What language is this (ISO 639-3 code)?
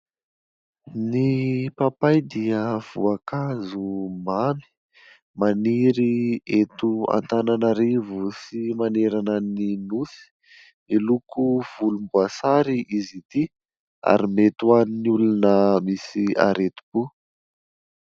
mlg